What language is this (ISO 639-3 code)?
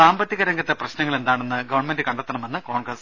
mal